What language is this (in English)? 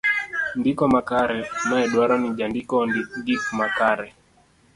Luo (Kenya and Tanzania)